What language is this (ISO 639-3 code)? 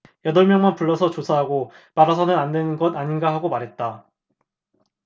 kor